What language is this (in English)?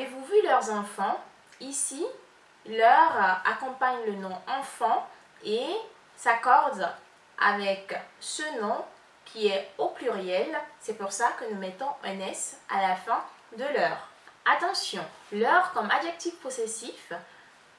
French